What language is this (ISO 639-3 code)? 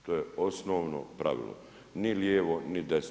hrv